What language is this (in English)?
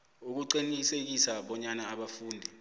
South Ndebele